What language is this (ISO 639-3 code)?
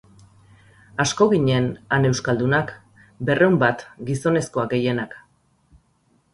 eus